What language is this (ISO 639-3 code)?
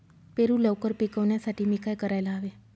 mar